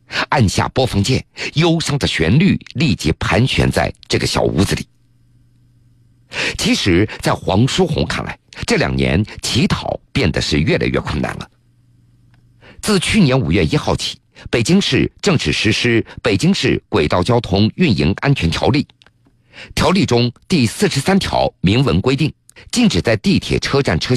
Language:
Chinese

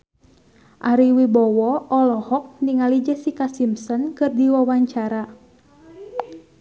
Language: Sundanese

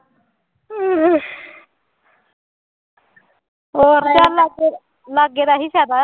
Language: Punjabi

